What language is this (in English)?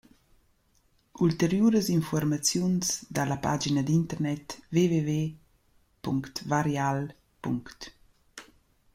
Romansh